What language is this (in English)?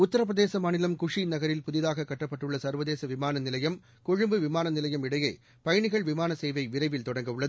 Tamil